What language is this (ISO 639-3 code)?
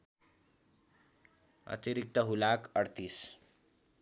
nep